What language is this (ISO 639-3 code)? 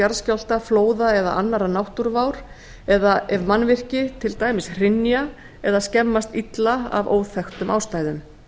isl